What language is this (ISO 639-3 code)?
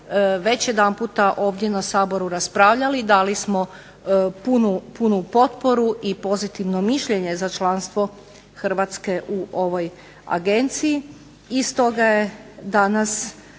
hrv